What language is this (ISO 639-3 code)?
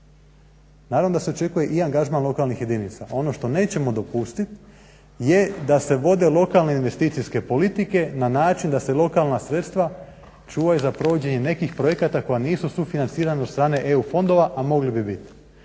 hrv